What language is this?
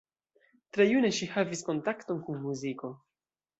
Esperanto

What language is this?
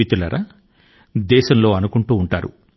Telugu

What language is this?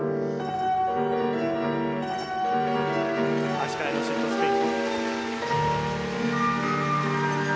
Japanese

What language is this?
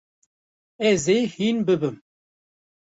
Kurdish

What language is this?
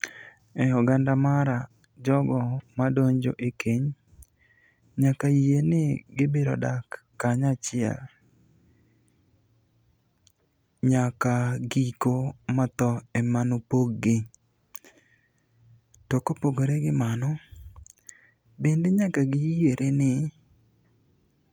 Luo (Kenya and Tanzania)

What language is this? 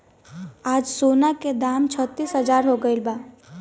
Bhojpuri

